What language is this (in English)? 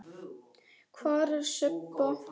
Icelandic